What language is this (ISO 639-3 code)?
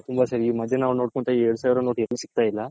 kan